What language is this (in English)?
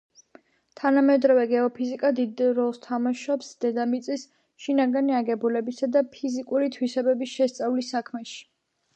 Georgian